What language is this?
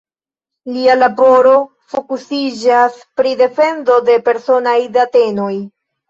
Esperanto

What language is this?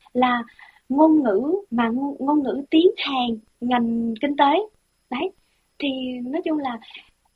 Vietnamese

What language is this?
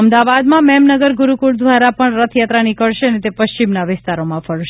Gujarati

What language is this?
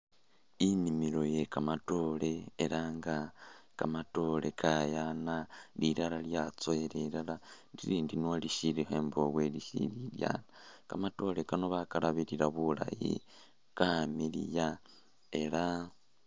Masaaba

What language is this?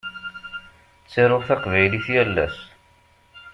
Kabyle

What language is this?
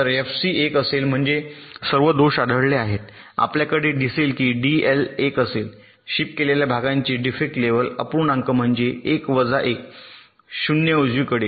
Marathi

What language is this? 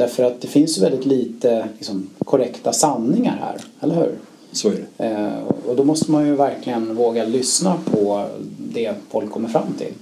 Swedish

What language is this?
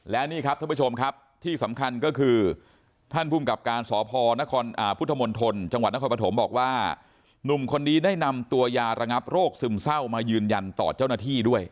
Thai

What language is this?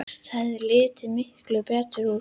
Icelandic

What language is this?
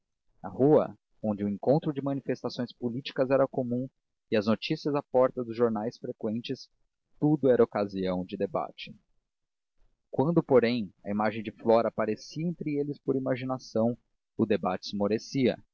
Portuguese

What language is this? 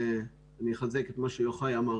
Hebrew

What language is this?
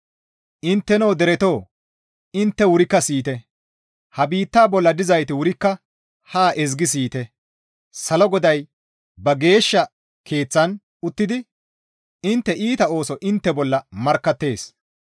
Gamo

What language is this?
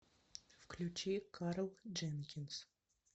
Russian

